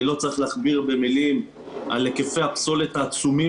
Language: Hebrew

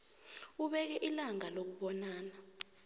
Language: South Ndebele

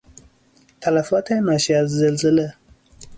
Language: Persian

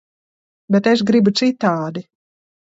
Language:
Latvian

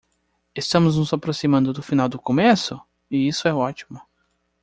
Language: Portuguese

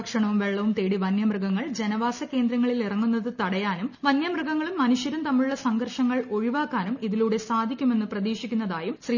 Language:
Malayalam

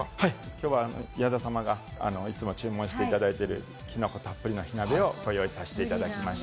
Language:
Japanese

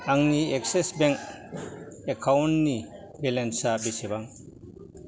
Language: Bodo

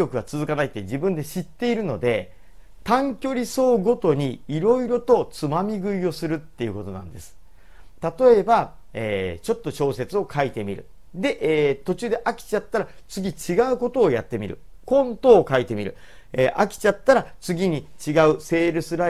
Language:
Japanese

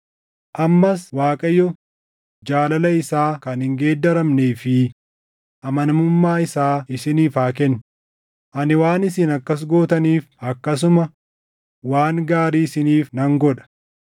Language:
Oromo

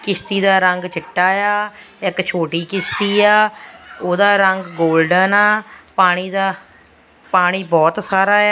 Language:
Punjabi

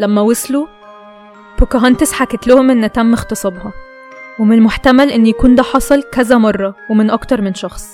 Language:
Arabic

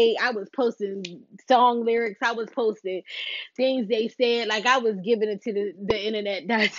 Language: English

